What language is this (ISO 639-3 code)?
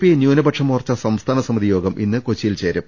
mal